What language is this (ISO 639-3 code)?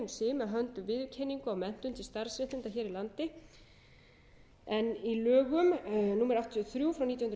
isl